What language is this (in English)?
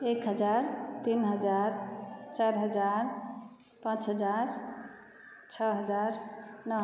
Maithili